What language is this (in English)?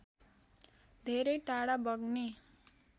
Nepali